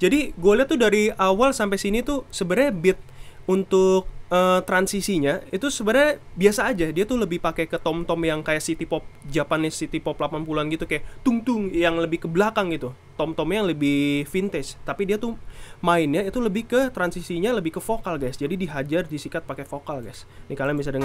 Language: Indonesian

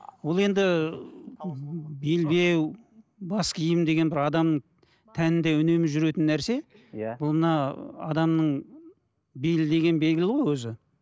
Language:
Kazakh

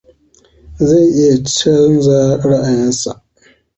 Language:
Hausa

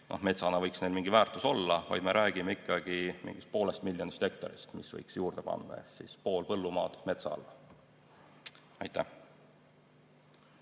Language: Estonian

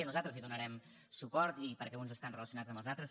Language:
Catalan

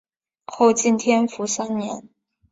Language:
Chinese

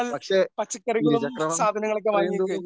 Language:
Malayalam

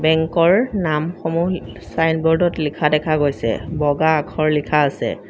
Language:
Assamese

